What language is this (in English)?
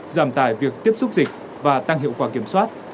Vietnamese